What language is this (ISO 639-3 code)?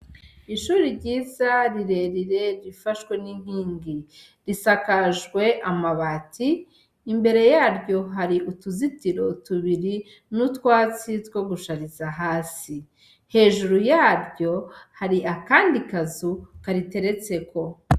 run